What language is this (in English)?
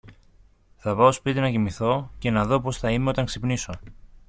Greek